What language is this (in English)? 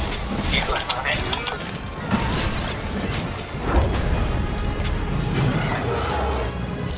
Japanese